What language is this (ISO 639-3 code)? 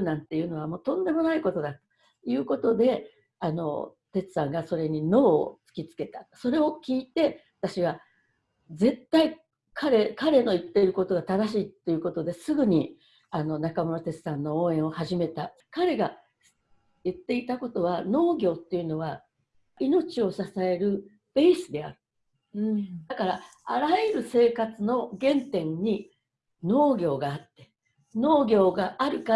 jpn